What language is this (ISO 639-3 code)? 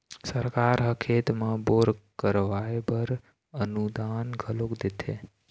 hne